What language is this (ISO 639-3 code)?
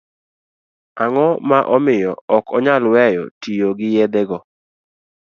luo